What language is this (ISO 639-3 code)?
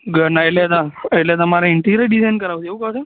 guj